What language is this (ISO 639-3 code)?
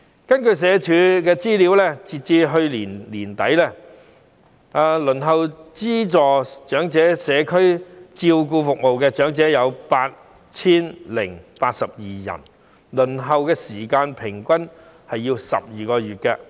yue